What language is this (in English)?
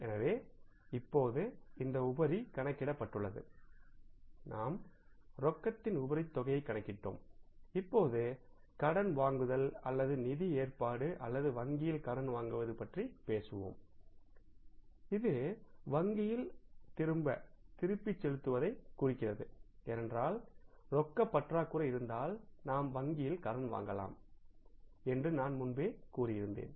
Tamil